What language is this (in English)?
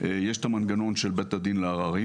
Hebrew